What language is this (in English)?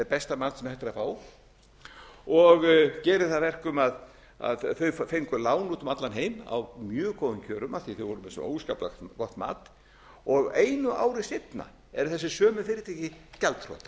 Icelandic